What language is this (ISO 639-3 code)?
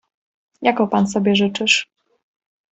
pol